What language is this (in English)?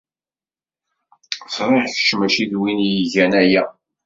Kabyle